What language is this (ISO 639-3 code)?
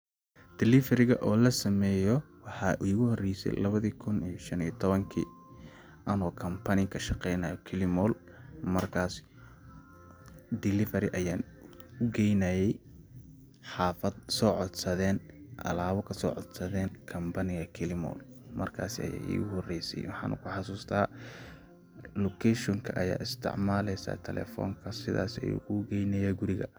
som